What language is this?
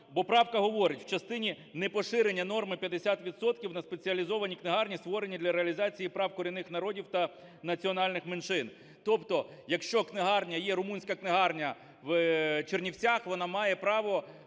Ukrainian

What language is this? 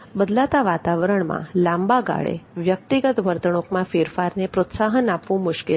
Gujarati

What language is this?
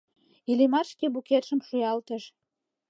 Mari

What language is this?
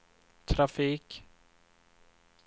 Swedish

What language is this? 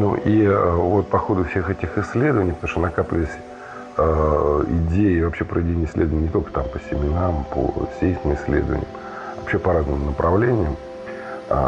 Russian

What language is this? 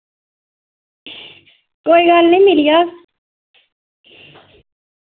Dogri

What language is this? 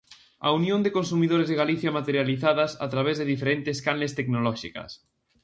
Galician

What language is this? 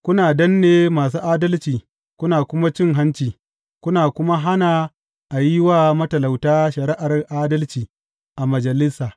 Hausa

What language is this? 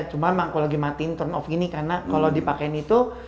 Indonesian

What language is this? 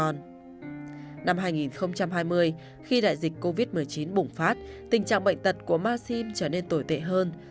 Vietnamese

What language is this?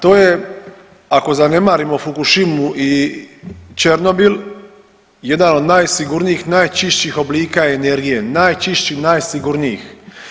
Croatian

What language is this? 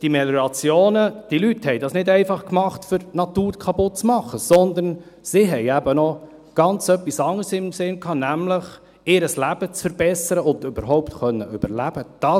Swiss German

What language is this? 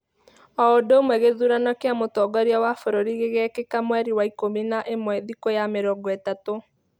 Kikuyu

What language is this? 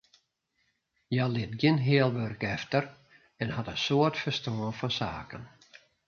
Western Frisian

